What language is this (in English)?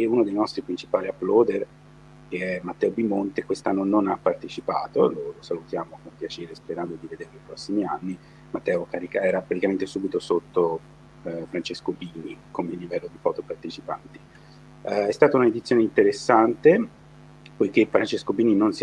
Italian